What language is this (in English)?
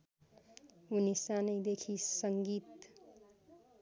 Nepali